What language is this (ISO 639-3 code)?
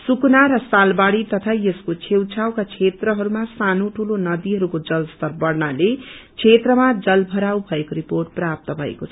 nep